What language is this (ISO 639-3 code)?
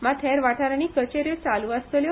kok